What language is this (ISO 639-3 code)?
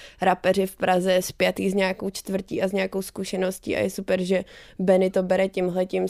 ces